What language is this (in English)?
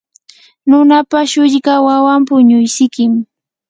Yanahuanca Pasco Quechua